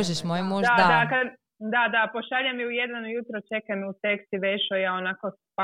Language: Croatian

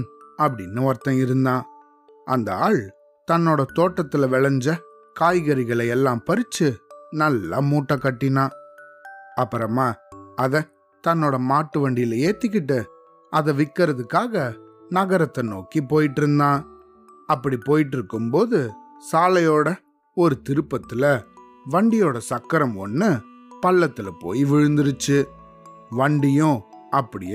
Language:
Tamil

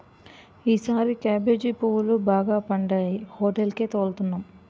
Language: Telugu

